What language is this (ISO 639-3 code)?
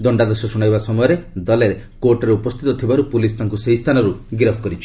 ori